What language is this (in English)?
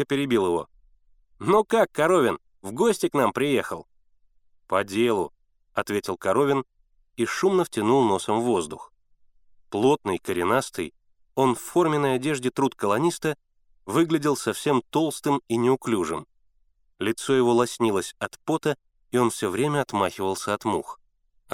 Russian